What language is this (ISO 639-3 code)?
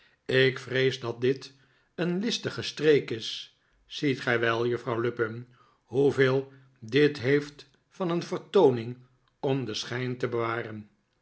nld